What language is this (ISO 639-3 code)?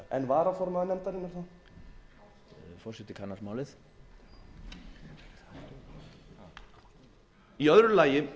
isl